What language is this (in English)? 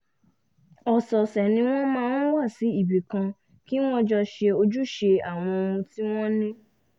Yoruba